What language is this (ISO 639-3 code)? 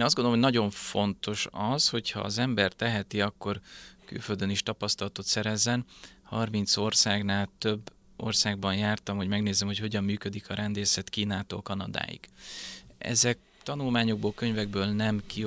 hun